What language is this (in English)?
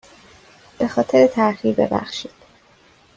Persian